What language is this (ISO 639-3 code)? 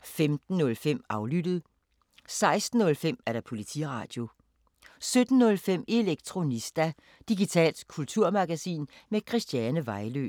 dan